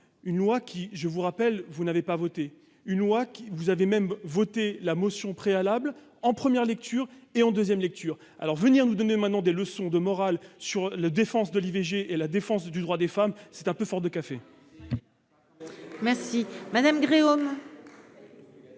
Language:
French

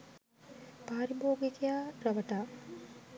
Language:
Sinhala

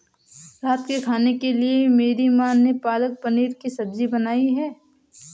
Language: Hindi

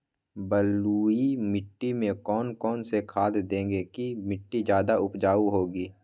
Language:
Magahi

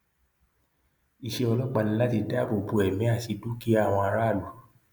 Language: Yoruba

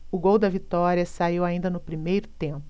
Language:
Portuguese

